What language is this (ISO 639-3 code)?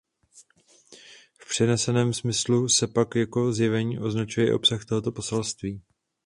ces